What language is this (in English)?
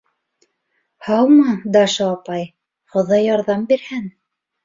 Bashkir